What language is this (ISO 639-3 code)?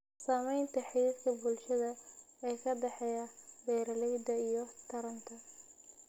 som